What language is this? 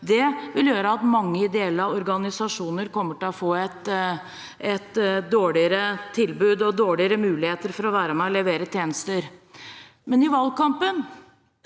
Norwegian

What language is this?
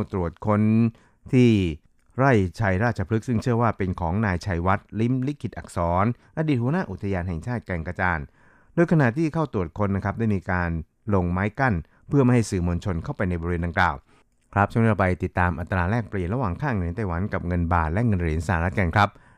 Thai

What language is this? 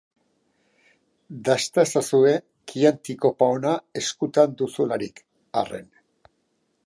Basque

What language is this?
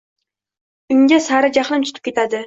Uzbek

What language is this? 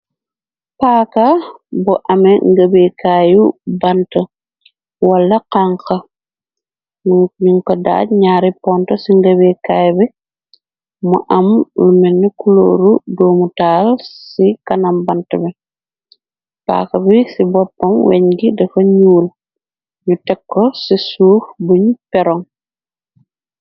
Wolof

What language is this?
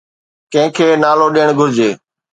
Sindhi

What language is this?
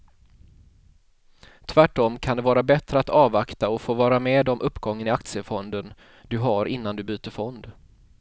Swedish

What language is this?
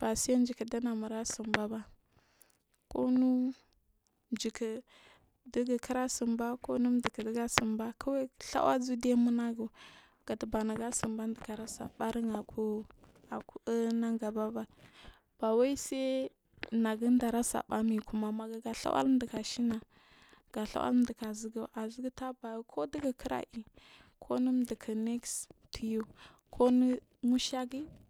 Marghi South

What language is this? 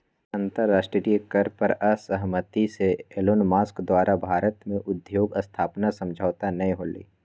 Magahi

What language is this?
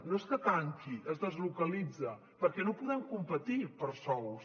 Catalan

